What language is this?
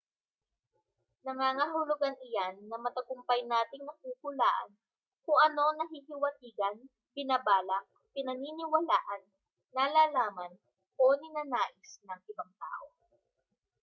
Filipino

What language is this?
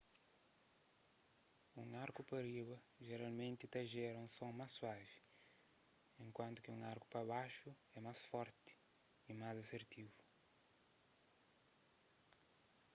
Kabuverdianu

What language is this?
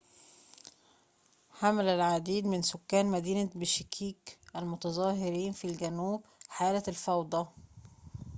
Arabic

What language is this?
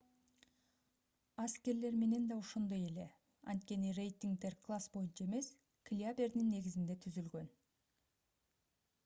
Kyrgyz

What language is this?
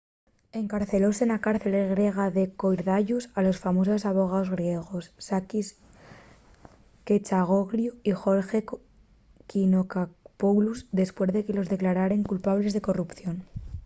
Asturian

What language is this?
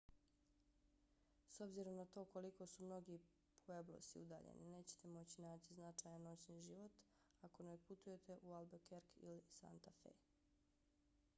Bosnian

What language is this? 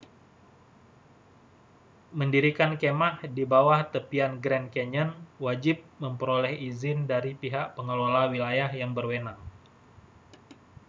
Indonesian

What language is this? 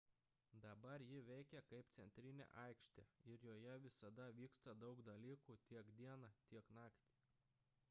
Lithuanian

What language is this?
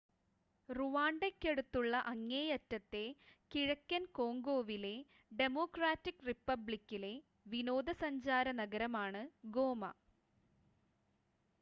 Malayalam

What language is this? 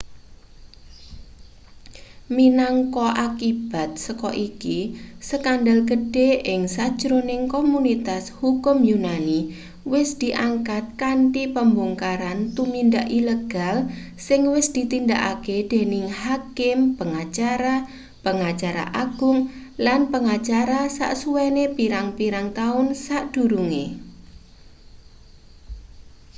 Javanese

